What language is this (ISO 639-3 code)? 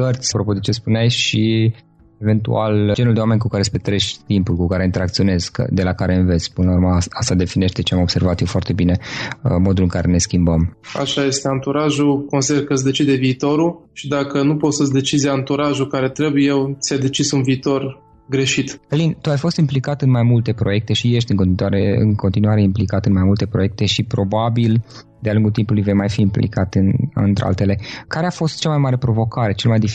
ron